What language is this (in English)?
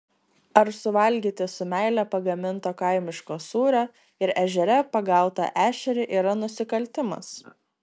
Lithuanian